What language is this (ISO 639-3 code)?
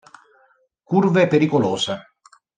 ita